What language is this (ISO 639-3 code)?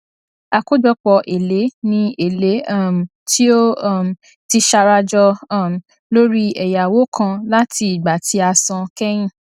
yor